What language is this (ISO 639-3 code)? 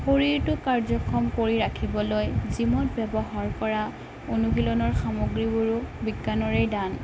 asm